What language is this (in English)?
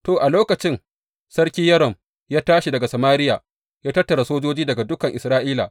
Hausa